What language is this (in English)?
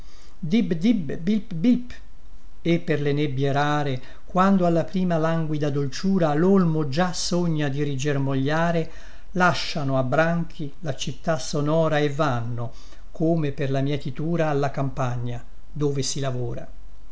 Italian